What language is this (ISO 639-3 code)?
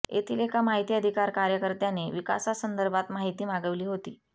mar